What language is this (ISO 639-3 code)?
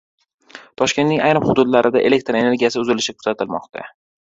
uzb